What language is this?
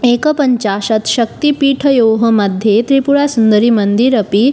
Sanskrit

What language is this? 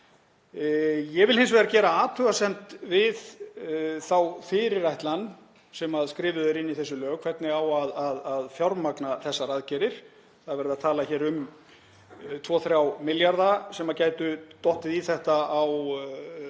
Icelandic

